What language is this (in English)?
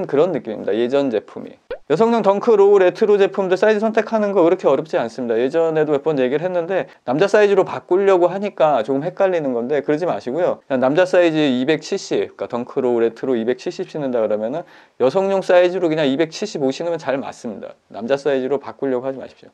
Korean